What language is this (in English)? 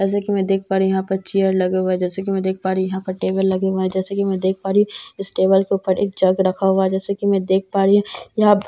Hindi